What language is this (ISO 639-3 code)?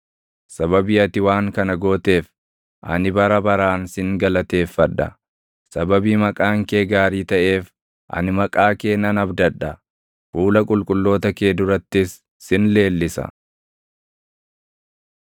orm